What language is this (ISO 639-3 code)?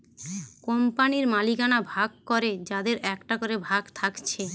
ben